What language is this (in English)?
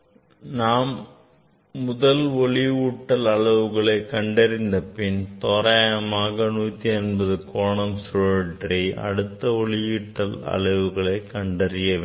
Tamil